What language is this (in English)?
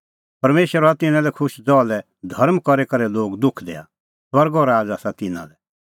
Kullu Pahari